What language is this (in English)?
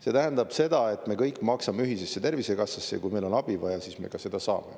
Estonian